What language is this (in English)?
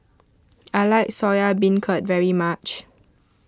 English